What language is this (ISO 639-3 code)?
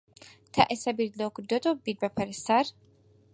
ckb